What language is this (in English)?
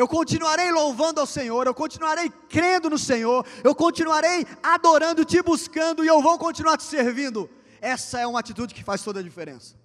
Portuguese